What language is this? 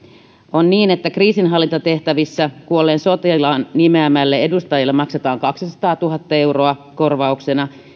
Finnish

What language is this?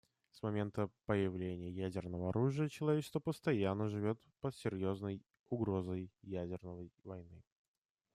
Russian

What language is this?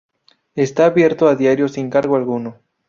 Spanish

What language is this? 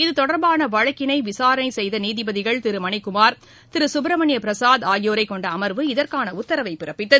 Tamil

